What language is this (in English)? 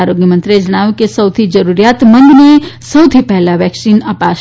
Gujarati